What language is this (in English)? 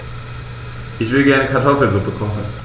German